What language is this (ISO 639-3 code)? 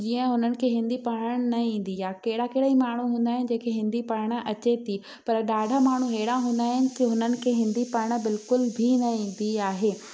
snd